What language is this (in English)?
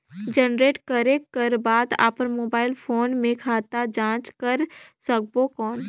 Chhattisgarhi